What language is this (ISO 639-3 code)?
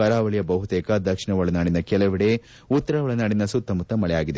kan